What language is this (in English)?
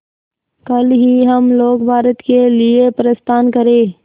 Hindi